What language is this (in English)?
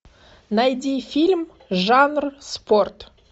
Russian